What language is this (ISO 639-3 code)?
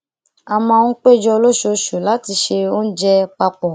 yor